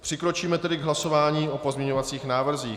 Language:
Czech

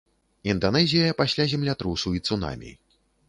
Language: Belarusian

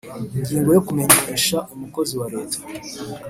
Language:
Kinyarwanda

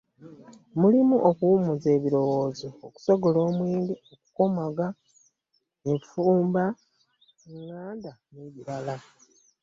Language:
Ganda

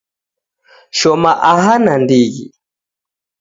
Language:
Taita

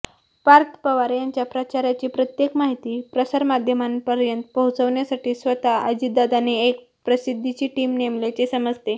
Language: Marathi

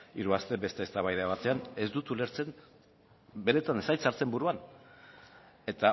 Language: Basque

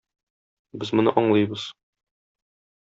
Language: Tatar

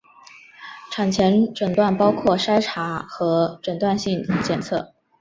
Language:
Chinese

